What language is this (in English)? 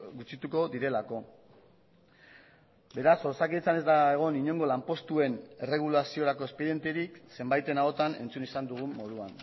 Basque